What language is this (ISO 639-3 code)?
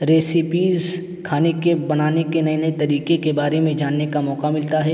urd